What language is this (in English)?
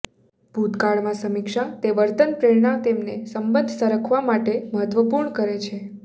Gujarati